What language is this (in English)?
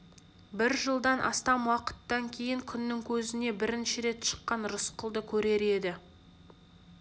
Kazakh